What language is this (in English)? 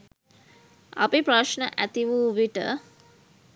Sinhala